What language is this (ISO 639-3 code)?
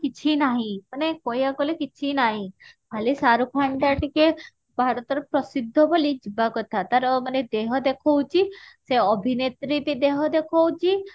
ori